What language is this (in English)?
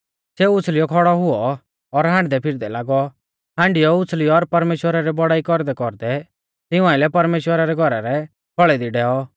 Mahasu Pahari